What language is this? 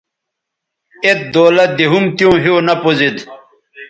Bateri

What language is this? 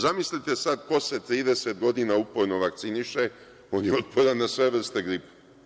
Serbian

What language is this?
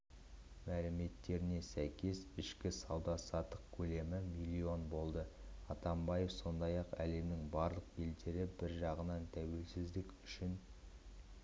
Kazakh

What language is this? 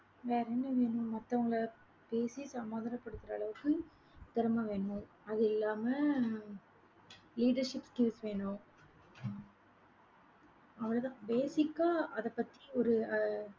Tamil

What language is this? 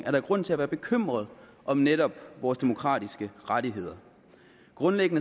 Danish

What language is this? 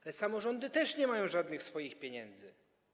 Polish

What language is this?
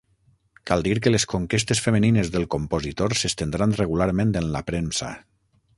Catalan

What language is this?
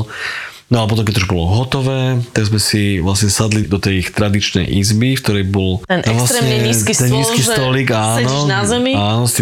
Slovak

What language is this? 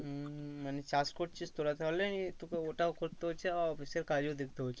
Bangla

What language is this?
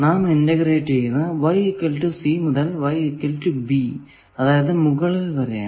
Malayalam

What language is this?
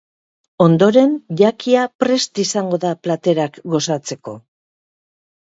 Basque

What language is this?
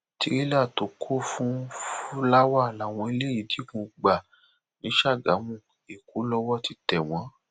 Yoruba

